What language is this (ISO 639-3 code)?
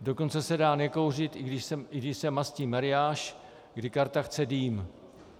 ces